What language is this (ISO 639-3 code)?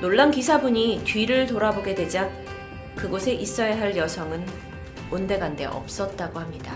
kor